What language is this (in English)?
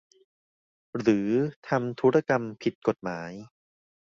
Thai